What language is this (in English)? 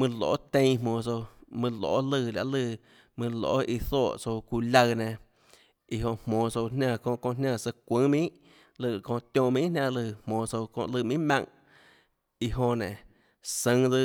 Tlacoatzintepec Chinantec